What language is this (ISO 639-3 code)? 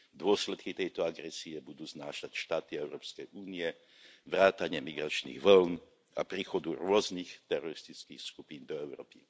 slk